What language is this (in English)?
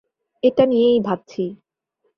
Bangla